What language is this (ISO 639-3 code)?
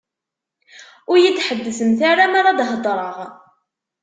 kab